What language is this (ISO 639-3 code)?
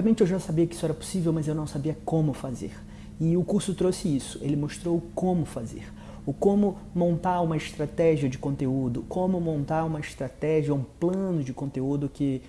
por